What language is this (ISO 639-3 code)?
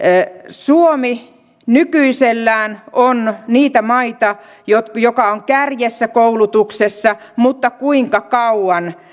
fin